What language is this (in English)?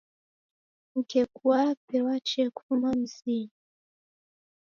Taita